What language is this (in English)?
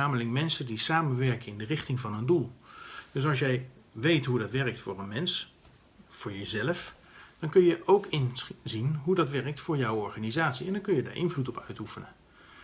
Dutch